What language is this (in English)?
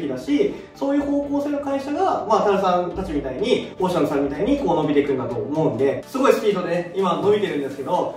Japanese